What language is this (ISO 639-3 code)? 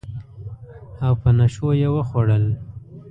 pus